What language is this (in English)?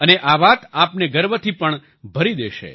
Gujarati